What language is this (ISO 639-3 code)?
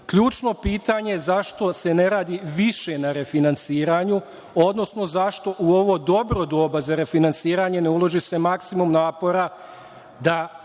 srp